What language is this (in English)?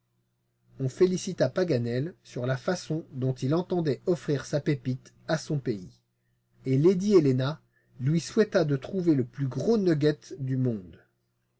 French